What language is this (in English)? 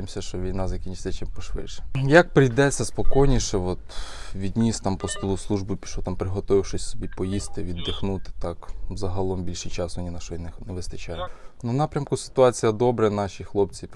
Ukrainian